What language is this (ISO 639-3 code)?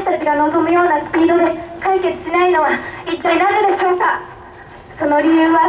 jpn